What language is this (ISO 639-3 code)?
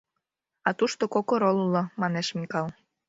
chm